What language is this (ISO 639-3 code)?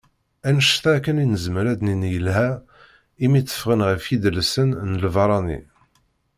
kab